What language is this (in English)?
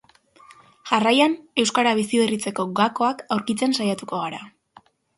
Basque